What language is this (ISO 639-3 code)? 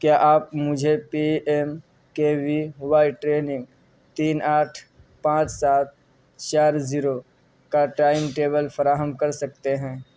urd